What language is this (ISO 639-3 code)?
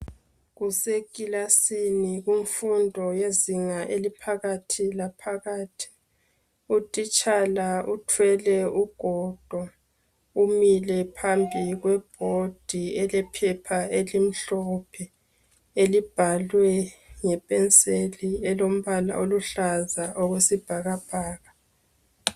nde